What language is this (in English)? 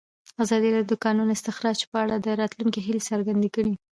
Pashto